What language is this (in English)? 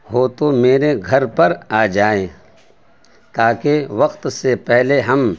Urdu